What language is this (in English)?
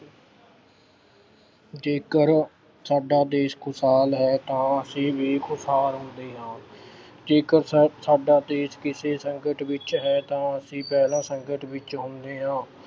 Punjabi